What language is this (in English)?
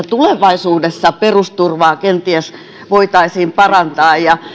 Finnish